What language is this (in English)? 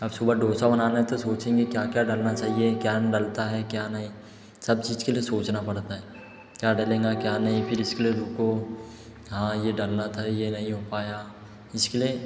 Hindi